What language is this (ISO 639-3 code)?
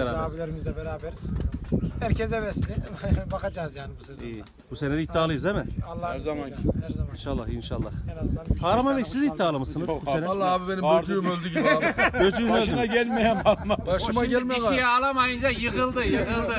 tur